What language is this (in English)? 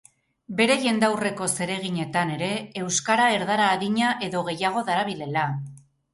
Basque